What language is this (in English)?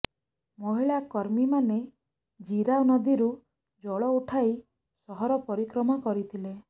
Odia